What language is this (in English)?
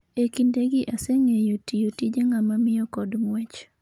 Luo (Kenya and Tanzania)